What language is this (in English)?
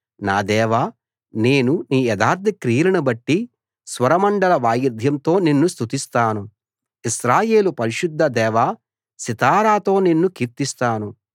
Telugu